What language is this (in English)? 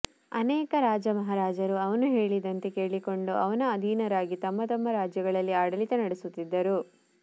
Kannada